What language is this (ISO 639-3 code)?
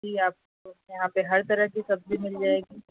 urd